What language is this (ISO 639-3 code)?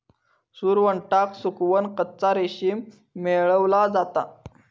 mar